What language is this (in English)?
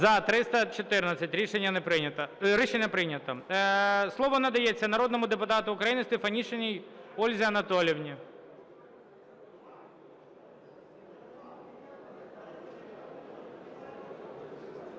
Ukrainian